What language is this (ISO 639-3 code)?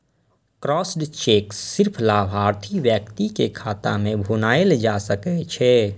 mai